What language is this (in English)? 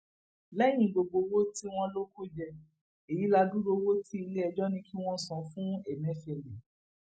Yoruba